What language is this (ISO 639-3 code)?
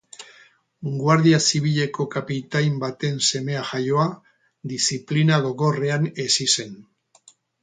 eus